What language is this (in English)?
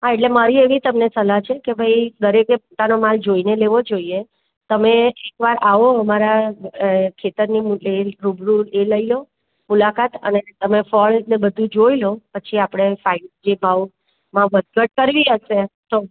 Gujarati